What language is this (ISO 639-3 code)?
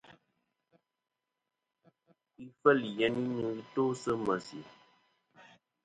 bkm